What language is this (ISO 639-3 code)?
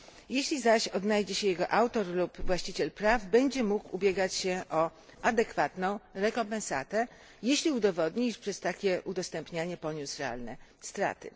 pol